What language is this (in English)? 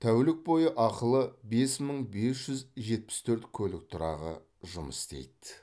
Kazakh